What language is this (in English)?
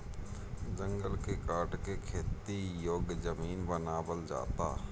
Bhojpuri